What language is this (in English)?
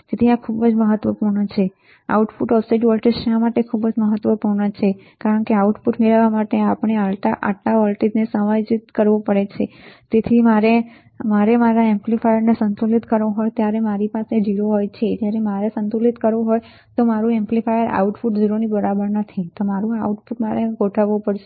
Gujarati